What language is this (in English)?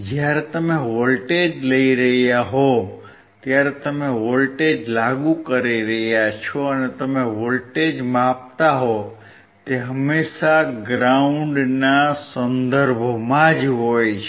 Gujarati